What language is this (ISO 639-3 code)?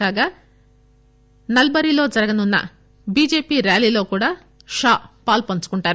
tel